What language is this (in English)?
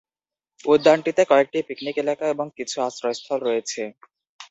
Bangla